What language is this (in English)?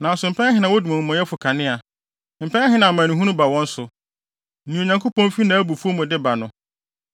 Akan